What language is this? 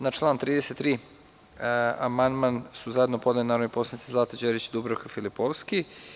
Serbian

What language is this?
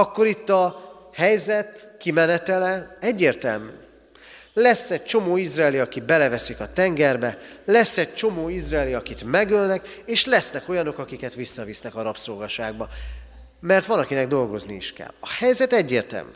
Hungarian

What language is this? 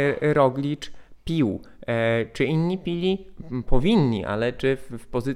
Polish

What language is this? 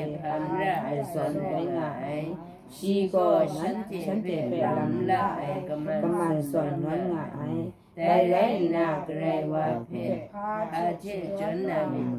Thai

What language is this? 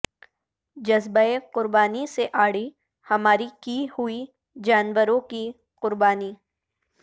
Urdu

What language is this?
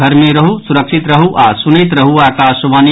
Maithili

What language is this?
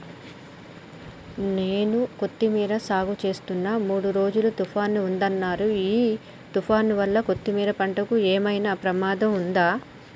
Telugu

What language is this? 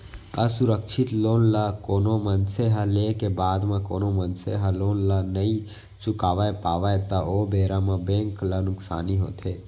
Chhattisgarhi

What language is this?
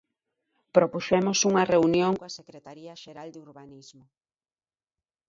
Galician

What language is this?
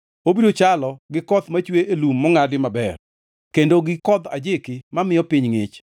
Luo (Kenya and Tanzania)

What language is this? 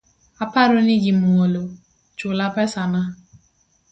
Luo (Kenya and Tanzania)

